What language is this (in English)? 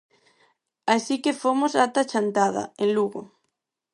Galician